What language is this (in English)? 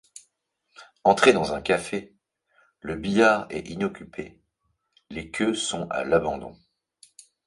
French